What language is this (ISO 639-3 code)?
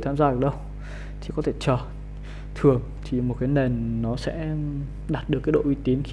vie